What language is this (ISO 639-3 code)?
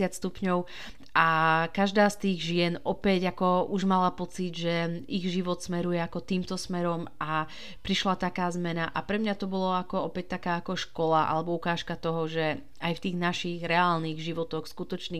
slk